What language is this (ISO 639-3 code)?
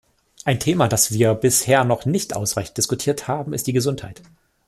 deu